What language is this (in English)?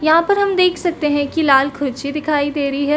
Hindi